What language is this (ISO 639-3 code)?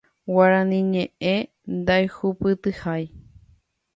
grn